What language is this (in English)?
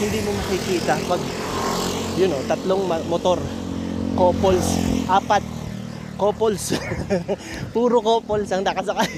Filipino